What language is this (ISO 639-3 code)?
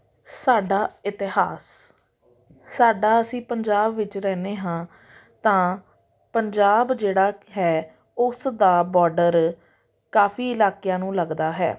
pan